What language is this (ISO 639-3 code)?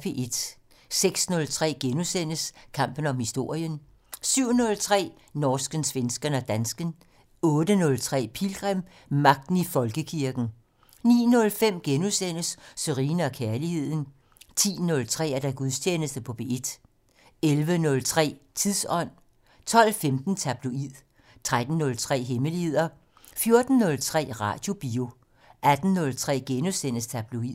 dan